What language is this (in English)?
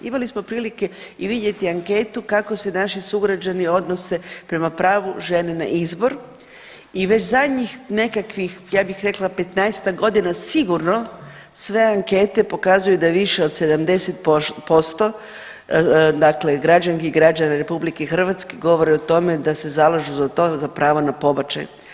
Croatian